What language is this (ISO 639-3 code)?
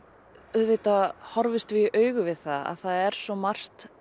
isl